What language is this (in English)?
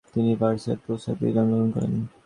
Bangla